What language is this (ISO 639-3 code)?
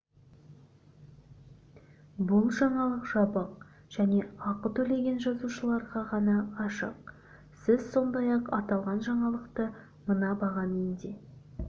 kaz